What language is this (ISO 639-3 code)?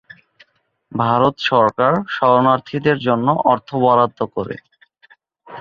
ben